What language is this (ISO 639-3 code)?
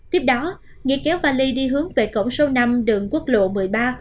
vie